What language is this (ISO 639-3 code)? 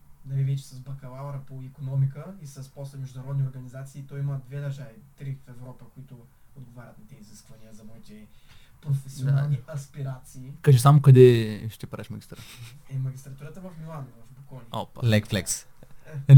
bul